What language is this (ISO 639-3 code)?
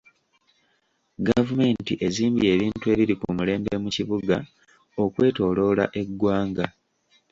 lug